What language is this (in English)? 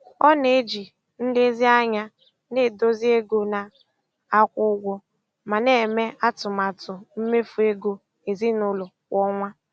Igbo